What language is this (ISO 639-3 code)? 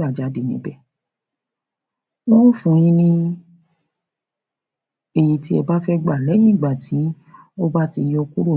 yor